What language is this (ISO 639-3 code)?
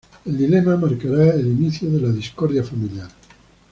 spa